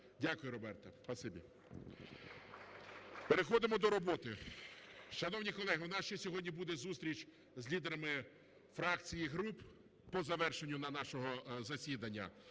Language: Ukrainian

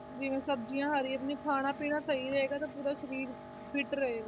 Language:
Punjabi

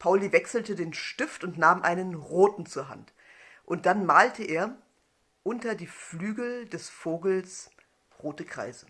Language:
German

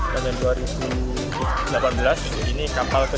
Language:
Indonesian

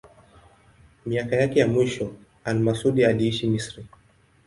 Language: Swahili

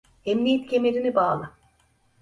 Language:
Turkish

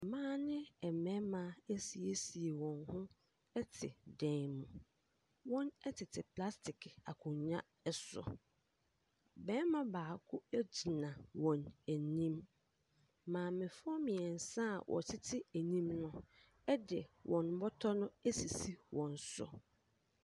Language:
Akan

